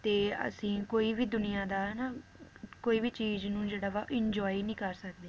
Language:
Punjabi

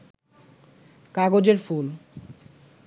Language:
Bangla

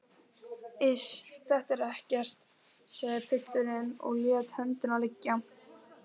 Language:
Icelandic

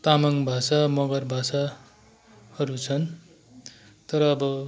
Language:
Nepali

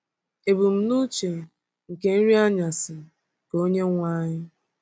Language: Igbo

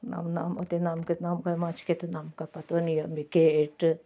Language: Maithili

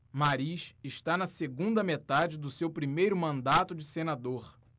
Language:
Portuguese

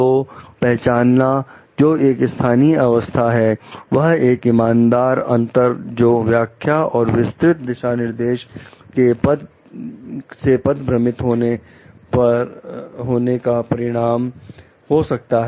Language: Hindi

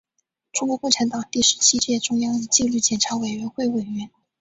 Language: Chinese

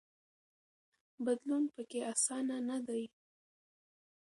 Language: Pashto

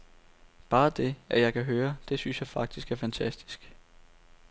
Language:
Danish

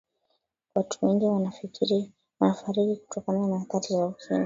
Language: Swahili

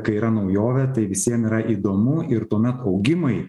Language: Lithuanian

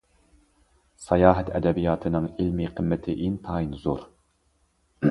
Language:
Uyghur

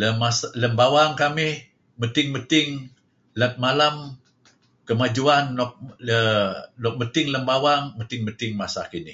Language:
Kelabit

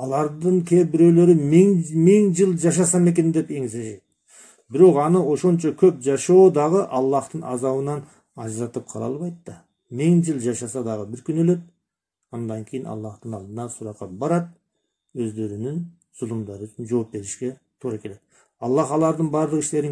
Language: Turkish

